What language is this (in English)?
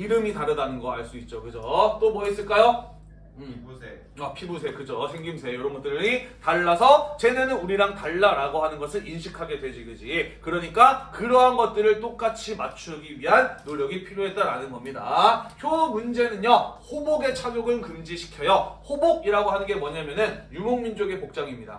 Korean